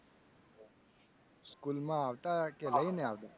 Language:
Gujarati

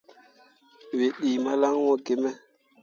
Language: Mundang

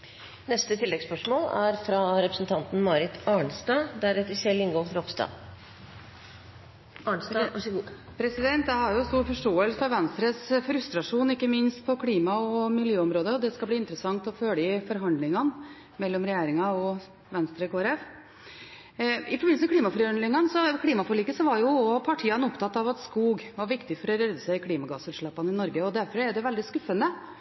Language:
Norwegian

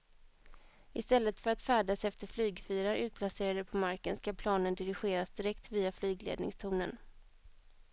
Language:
Swedish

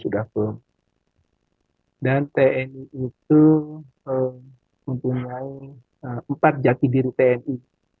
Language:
Indonesian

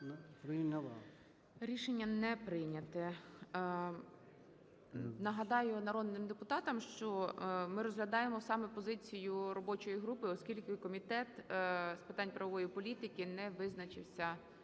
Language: Ukrainian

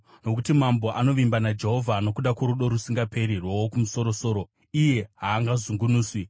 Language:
Shona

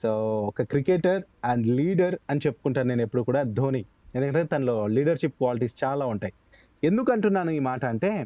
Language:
Telugu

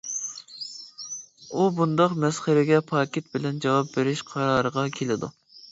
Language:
Uyghur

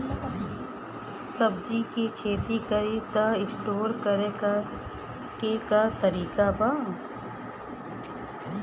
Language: Bhojpuri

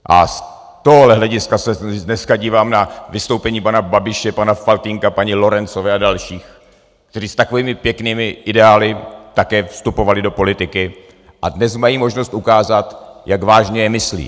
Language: Czech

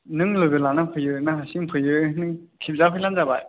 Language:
Bodo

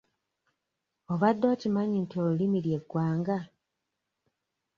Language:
Ganda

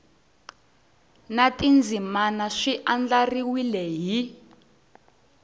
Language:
Tsonga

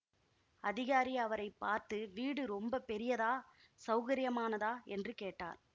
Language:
Tamil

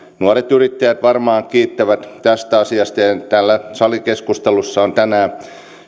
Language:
Finnish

